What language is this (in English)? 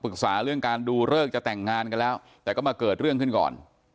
Thai